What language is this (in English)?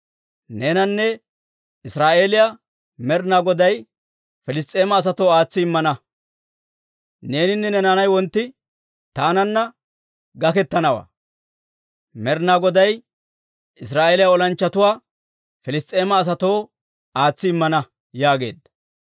Dawro